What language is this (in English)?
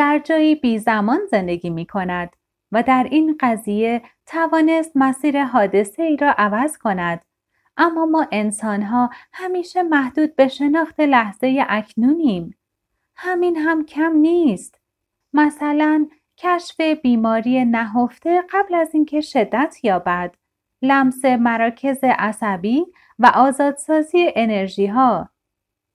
Persian